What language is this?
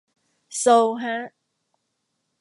Thai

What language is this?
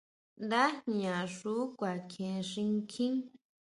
Huautla Mazatec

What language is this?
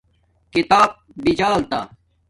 Domaaki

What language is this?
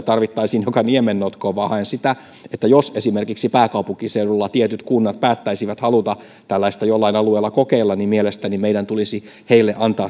Finnish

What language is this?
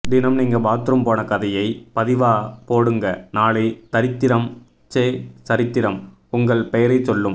Tamil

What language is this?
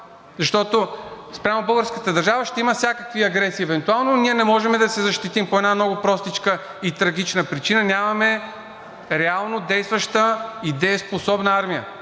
Bulgarian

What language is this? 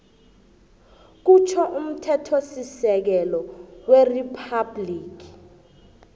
South Ndebele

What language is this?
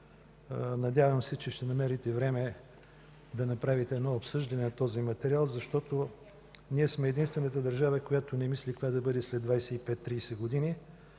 Bulgarian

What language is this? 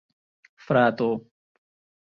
Esperanto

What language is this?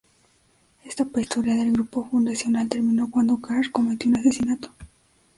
Spanish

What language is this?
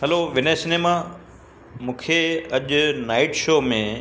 Sindhi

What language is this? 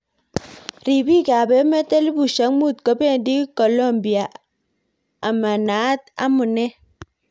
Kalenjin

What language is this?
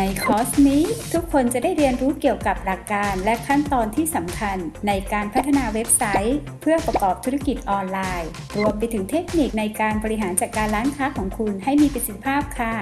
Thai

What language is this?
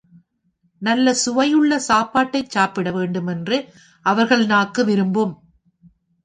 Tamil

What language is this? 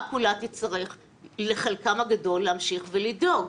Hebrew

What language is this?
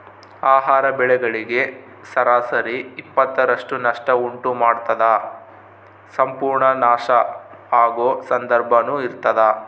Kannada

